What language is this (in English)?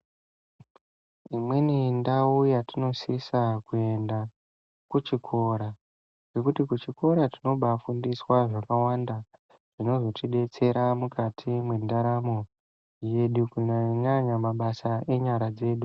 Ndau